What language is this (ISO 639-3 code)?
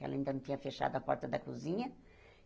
por